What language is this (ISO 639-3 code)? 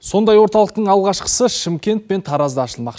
kaz